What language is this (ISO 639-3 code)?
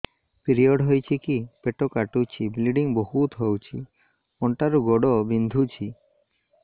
ori